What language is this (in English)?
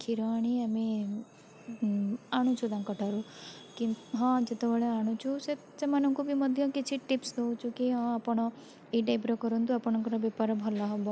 Odia